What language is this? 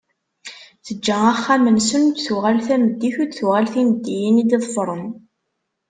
Kabyle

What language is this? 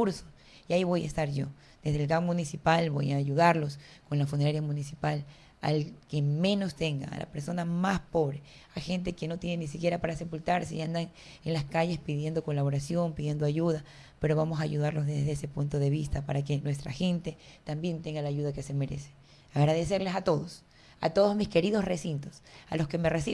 Spanish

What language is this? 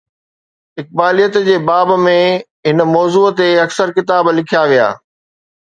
Sindhi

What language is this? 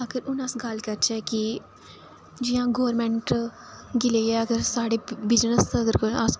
Dogri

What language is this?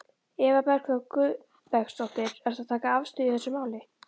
Icelandic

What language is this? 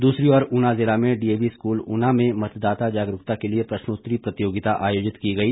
Hindi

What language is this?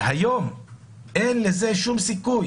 Hebrew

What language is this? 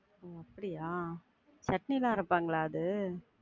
Tamil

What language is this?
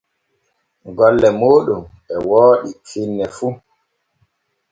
Borgu Fulfulde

